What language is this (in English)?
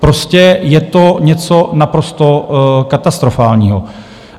Czech